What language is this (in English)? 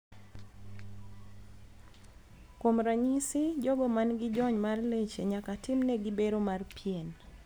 Luo (Kenya and Tanzania)